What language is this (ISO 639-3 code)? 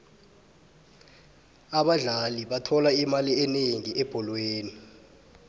nbl